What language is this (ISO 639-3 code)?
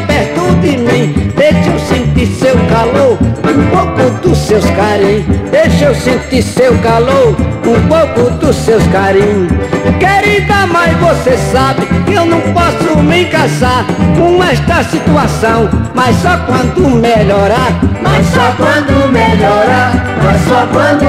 por